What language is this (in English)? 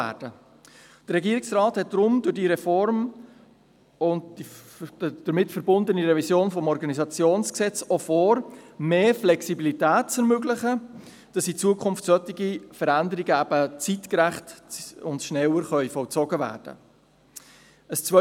Swiss German